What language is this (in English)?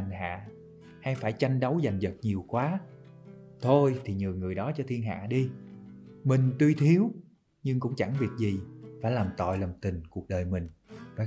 Vietnamese